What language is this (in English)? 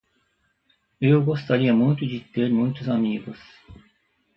Portuguese